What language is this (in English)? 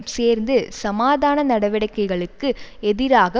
Tamil